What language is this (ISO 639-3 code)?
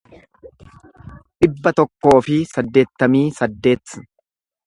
orm